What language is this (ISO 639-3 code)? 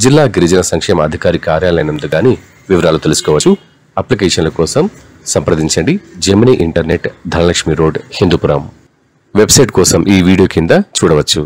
tel